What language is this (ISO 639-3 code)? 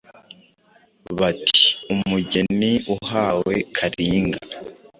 kin